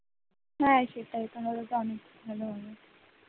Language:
Bangla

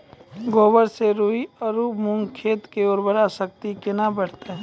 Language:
Maithili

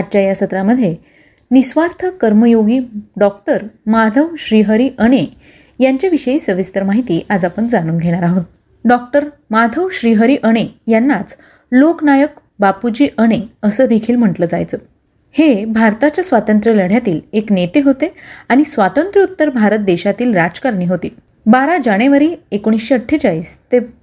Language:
Marathi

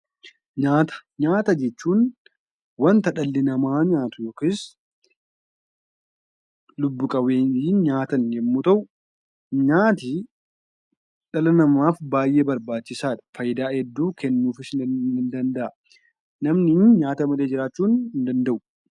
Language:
Oromo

